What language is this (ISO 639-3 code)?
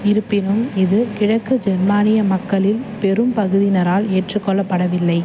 tam